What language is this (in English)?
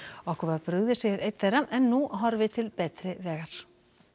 Icelandic